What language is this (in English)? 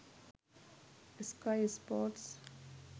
Sinhala